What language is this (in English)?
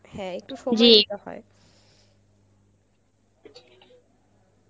Bangla